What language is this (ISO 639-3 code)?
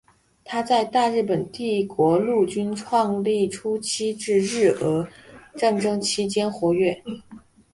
zho